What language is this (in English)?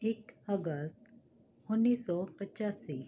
Punjabi